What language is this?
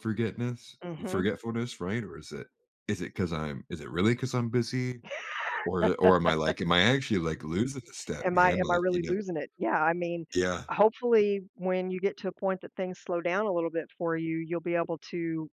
English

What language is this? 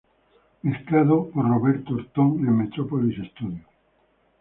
Spanish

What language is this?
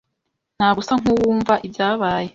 Kinyarwanda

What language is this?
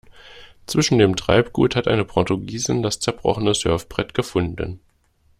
German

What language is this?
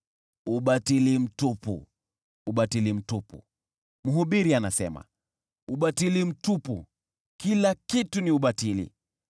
Swahili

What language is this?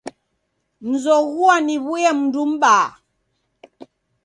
Taita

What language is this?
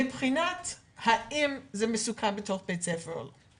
Hebrew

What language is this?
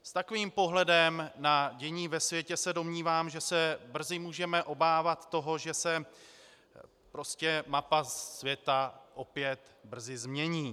Czech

